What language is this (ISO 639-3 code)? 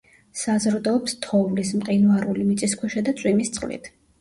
kat